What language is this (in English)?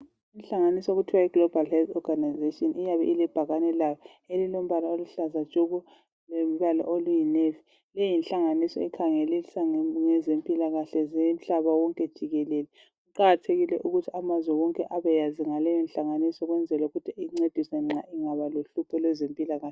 North Ndebele